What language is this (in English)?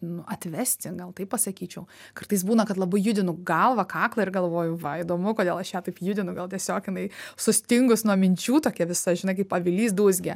Lithuanian